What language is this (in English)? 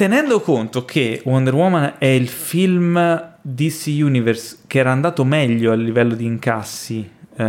Italian